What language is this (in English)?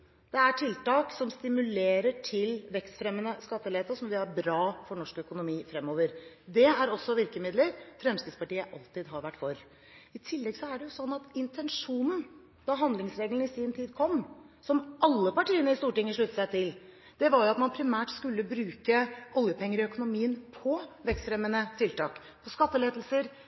Norwegian Bokmål